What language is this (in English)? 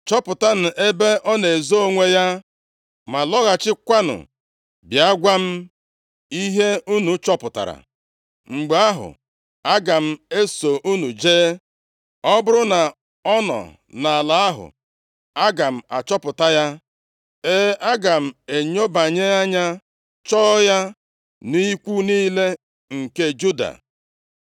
Igbo